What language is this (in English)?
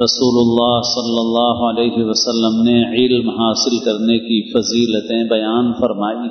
Arabic